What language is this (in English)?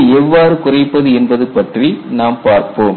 Tamil